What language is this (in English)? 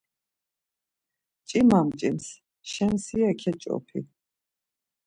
Laz